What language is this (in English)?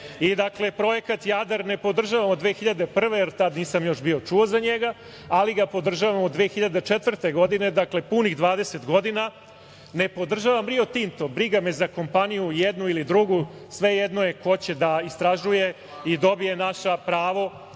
Serbian